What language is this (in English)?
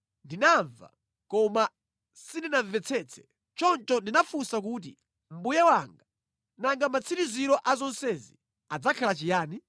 Nyanja